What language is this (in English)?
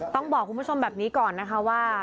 Thai